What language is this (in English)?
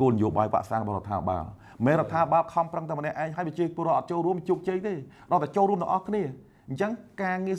Thai